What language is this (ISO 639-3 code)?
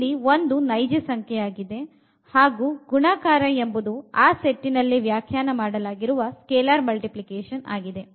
kan